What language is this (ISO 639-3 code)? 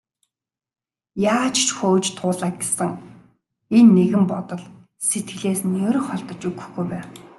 mon